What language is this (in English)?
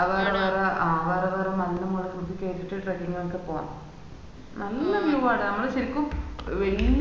Malayalam